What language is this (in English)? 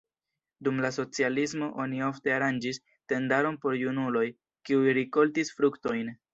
Esperanto